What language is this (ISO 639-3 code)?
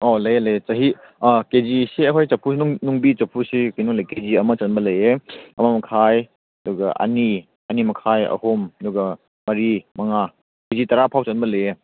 mni